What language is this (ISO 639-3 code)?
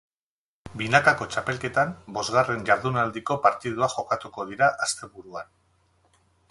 eus